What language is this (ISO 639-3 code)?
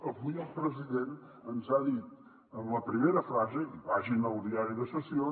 cat